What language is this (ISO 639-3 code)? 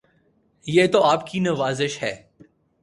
urd